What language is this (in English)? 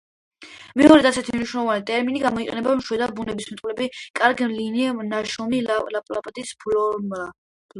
Georgian